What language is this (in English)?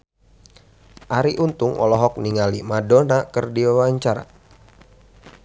Sundanese